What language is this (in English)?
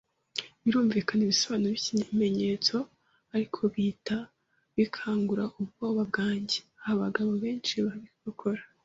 Kinyarwanda